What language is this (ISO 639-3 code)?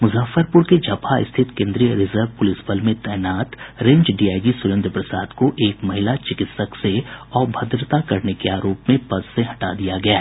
hin